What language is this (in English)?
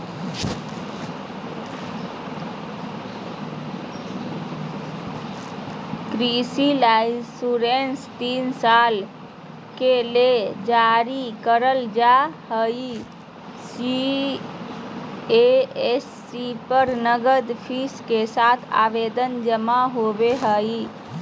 Magahi